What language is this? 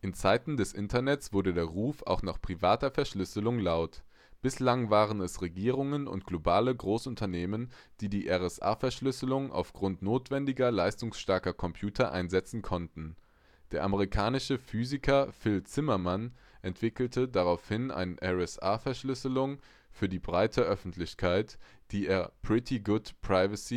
German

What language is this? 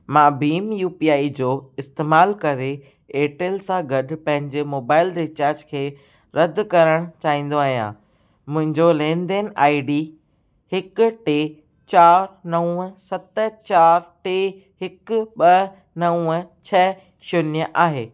Sindhi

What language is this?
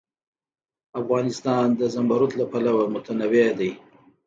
Pashto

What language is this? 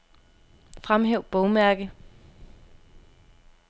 Danish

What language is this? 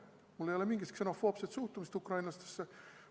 Estonian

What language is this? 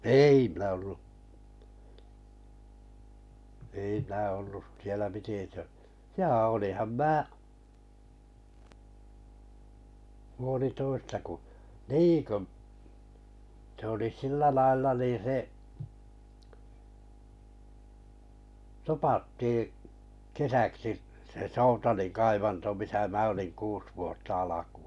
Finnish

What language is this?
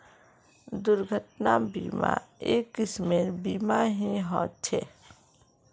Magahi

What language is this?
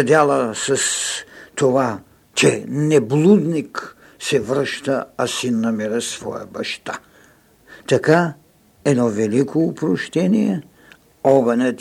Bulgarian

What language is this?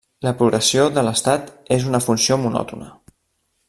Catalan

